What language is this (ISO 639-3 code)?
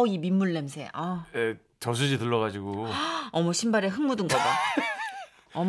kor